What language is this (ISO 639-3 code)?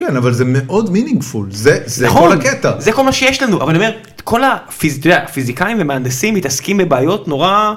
heb